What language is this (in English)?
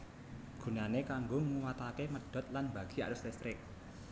Javanese